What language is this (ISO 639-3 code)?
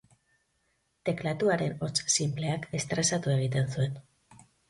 eus